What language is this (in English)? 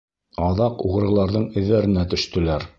Bashkir